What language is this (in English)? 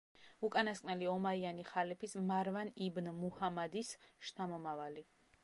Georgian